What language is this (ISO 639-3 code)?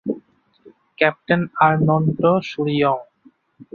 ben